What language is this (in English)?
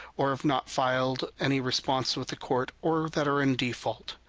English